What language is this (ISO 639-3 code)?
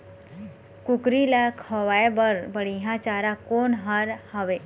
hne